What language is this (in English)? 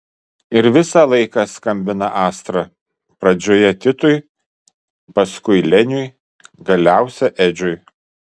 Lithuanian